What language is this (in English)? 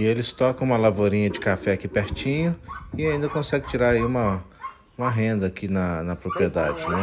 Portuguese